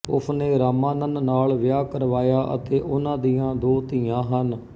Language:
Punjabi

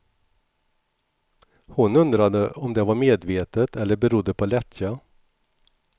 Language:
Swedish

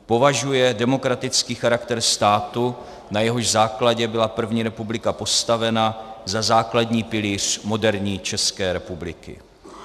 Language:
Czech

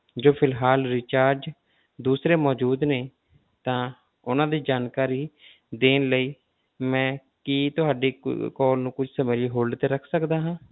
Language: Punjabi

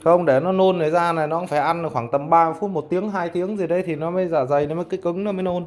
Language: Vietnamese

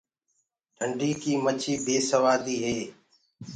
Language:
Gurgula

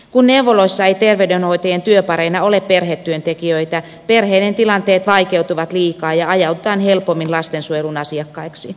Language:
Finnish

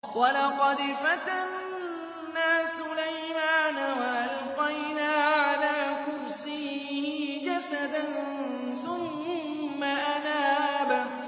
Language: Arabic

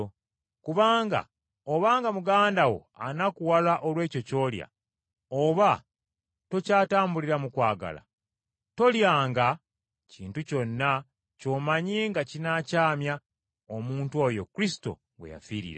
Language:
Ganda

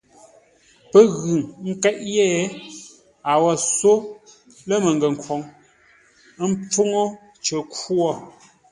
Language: Ngombale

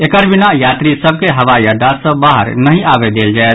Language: Maithili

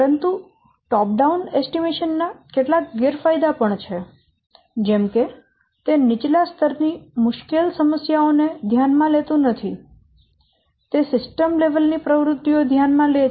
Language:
Gujarati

